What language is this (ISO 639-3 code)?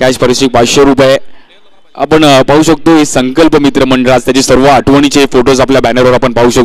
hin